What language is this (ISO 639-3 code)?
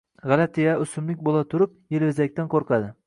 uzb